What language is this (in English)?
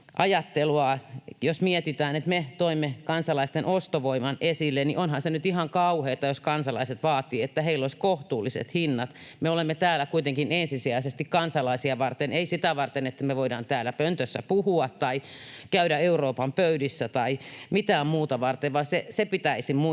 Finnish